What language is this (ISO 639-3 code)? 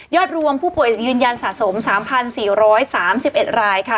tha